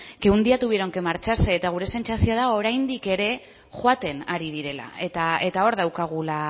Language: Basque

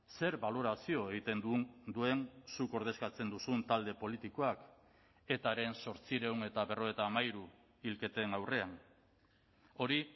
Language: Basque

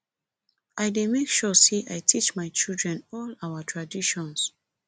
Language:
Nigerian Pidgin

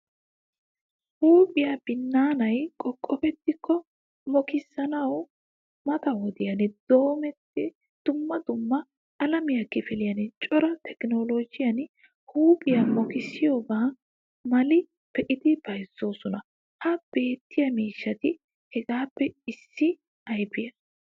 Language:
Wolaytta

